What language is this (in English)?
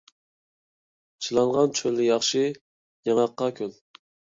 Uyghur